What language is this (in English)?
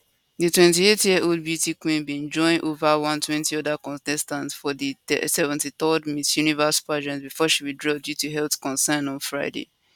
Nigerian Pidgin